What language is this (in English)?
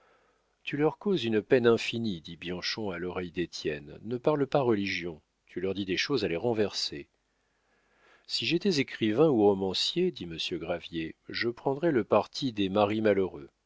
French